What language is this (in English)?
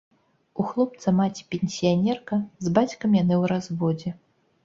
Belarusian